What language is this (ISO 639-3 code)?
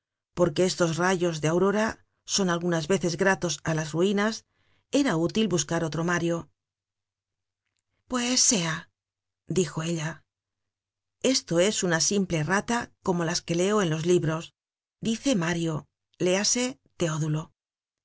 spa